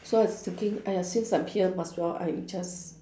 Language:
English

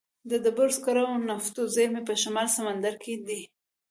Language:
Pashto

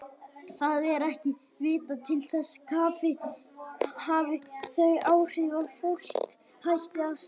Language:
Icelandic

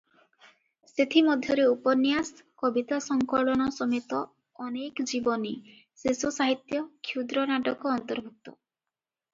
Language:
Odia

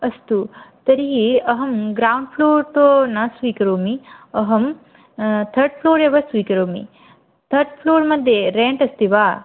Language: Sanskrit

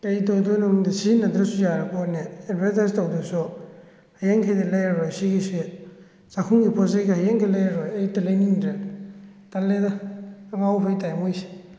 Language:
Manipuri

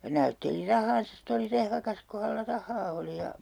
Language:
Finnish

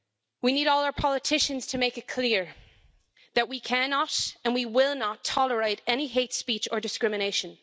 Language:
English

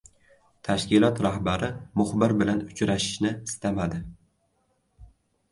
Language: Uzbek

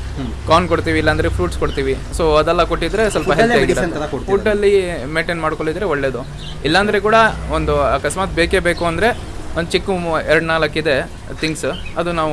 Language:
Kannada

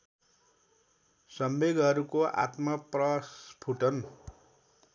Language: Nepali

